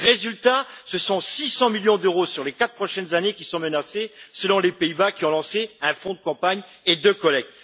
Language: French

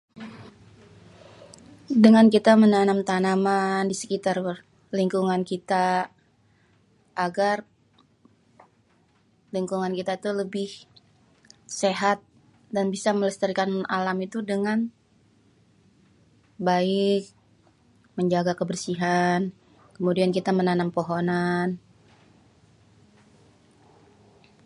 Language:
Betawi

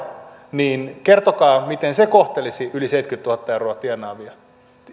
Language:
Finnish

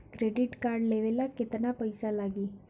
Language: Bhojpuri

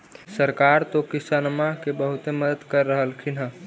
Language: Magahi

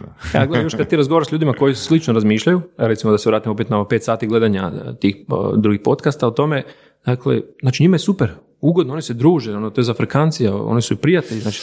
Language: Croatian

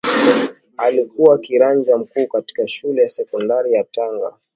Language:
Swahili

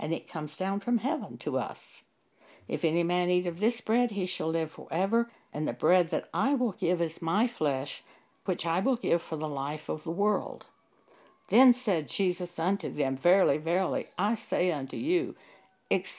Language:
English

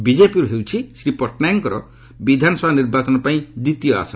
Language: Odia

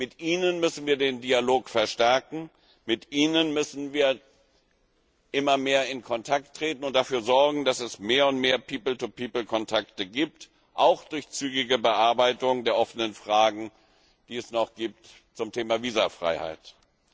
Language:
German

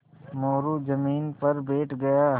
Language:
Hindi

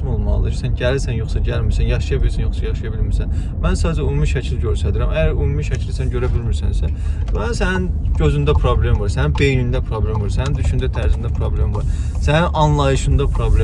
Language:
Turkish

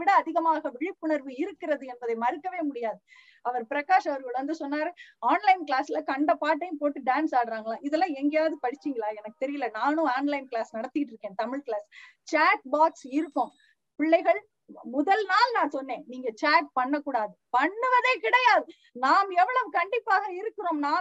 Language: Tamil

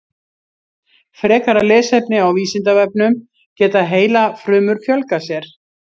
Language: Icelandic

